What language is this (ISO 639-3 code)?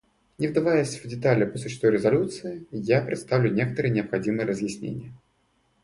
rus